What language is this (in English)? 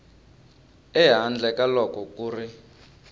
Tsonga